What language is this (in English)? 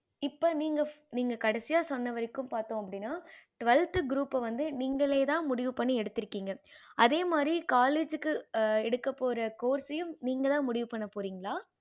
Tamil